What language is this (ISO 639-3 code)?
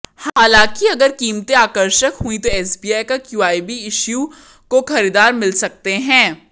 hin